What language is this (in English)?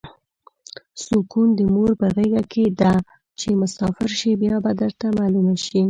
Pashto